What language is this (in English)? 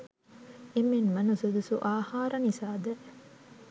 Sinhala